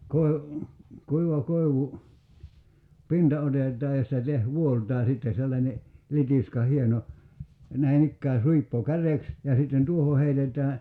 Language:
Finnish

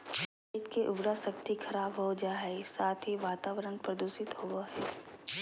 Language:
Magahi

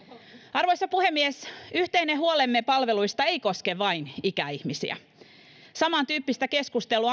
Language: Finnish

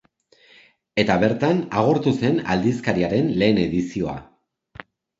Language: Basque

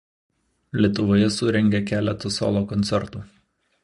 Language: Lithuanian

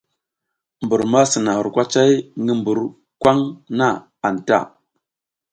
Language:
South Giziga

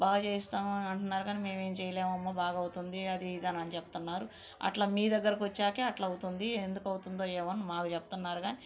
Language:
Telugu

